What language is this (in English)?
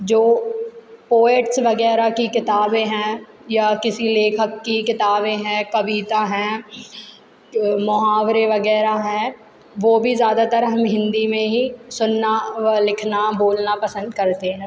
Hindi